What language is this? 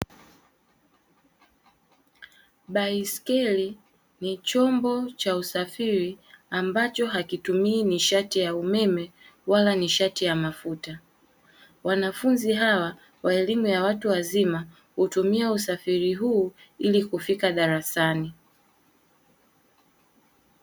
Swahili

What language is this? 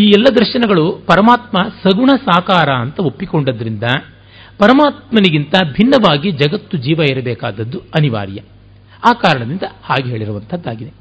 Kannada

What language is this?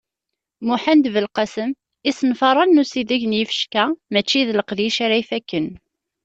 Kabyle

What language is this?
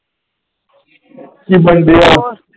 Punjabi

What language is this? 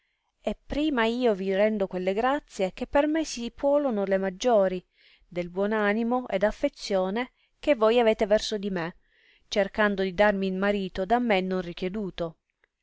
Italian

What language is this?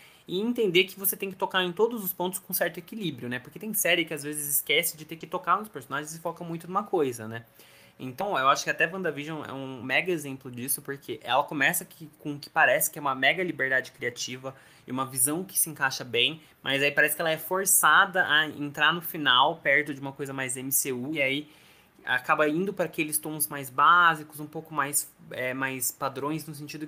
Portuguese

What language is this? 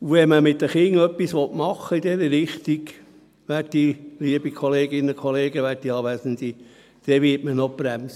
Swiss German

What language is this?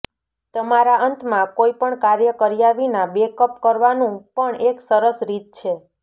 Gujarati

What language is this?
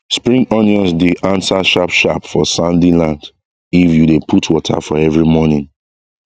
Nigerian Pidgin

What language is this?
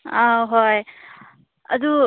Manipuri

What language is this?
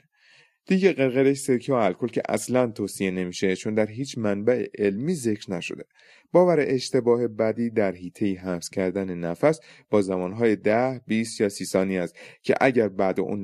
Persian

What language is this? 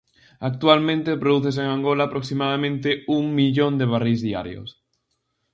Galician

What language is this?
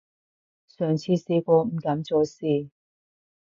Cantonese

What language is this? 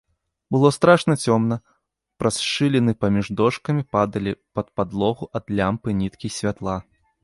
Belarusian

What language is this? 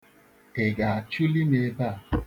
Igbo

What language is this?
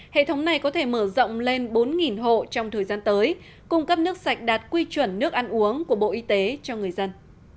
Vietnamese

